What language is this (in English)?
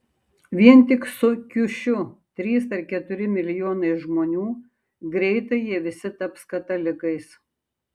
Lithuanian